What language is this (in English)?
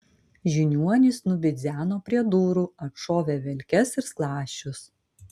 Lithuanian